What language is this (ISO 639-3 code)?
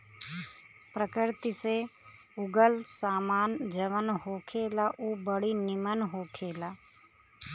bho